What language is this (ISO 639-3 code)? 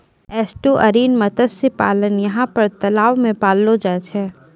mai